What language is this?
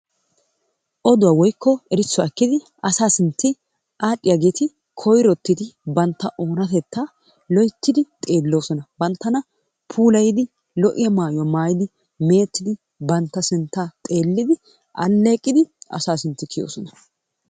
Wolaytta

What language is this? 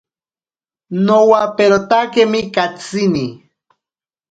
Ashéninka Perené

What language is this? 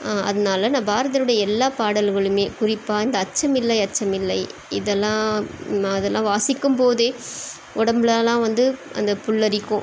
Tamil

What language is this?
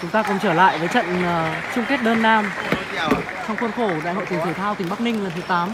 Vietnamese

